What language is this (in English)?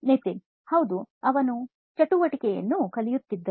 Kannada